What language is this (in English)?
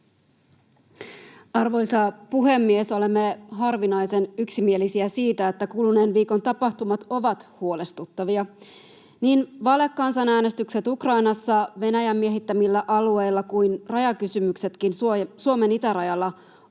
Finnish